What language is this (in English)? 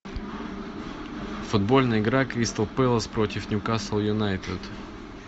Russian